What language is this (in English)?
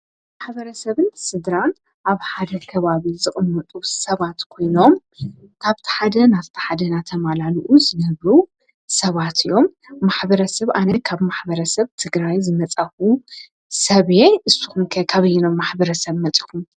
Tigrinya